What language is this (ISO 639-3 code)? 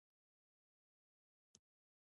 pus